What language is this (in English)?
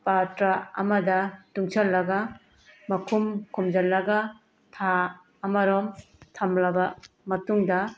Manipuri